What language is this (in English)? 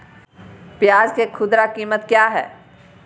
Magahi